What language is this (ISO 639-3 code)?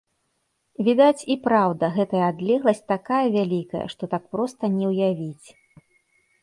bel